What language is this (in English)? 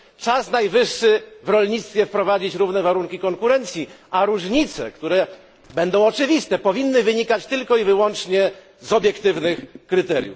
Polish